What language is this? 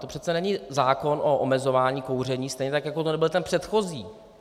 Czech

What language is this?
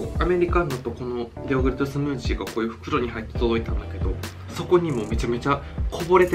Japanese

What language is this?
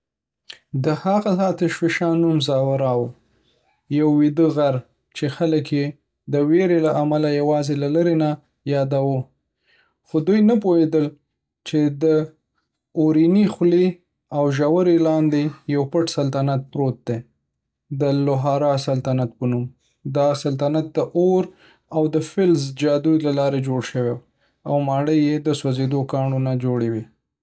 Pashto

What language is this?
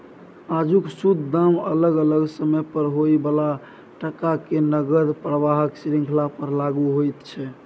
Maithili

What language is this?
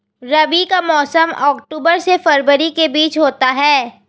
Hindi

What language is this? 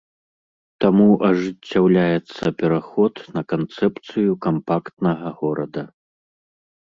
Belarusian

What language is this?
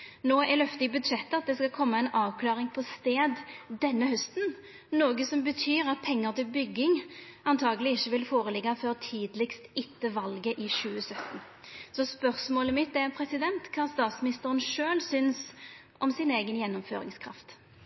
Norwegian Nynorsk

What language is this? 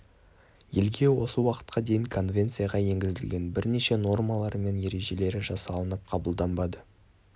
Kazakh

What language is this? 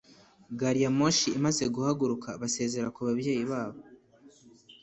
Kinyarwanda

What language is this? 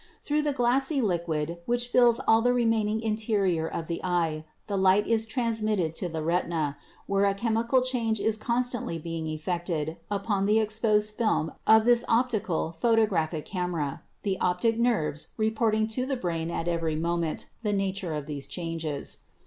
English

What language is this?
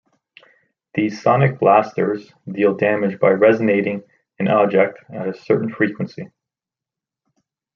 English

